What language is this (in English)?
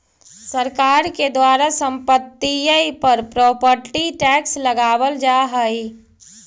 Magahi